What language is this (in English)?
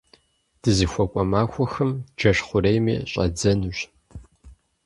Kabardian